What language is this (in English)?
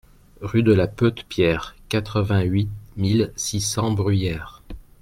French